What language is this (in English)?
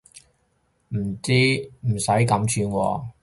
Cantonese